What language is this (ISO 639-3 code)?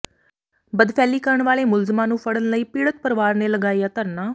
pan